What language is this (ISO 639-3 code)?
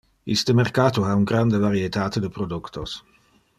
ina